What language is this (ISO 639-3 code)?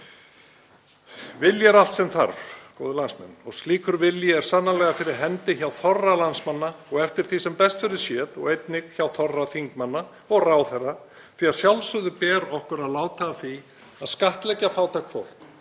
isl